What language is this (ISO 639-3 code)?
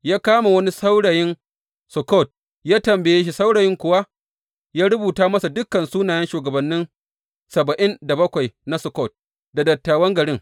hau